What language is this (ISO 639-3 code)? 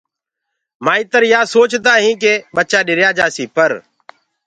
ggg